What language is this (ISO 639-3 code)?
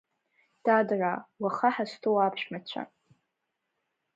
abk